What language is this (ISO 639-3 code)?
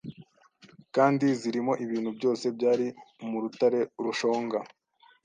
kin